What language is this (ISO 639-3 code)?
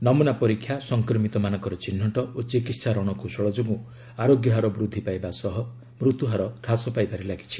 ori